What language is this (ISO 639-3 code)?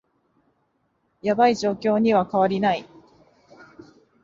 jpn